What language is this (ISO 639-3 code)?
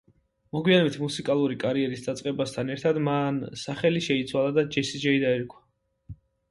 kat